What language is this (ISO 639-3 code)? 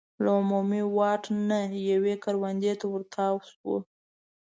pus